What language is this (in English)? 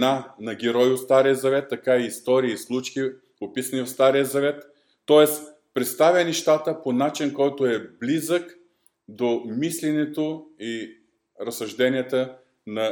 Bulgarian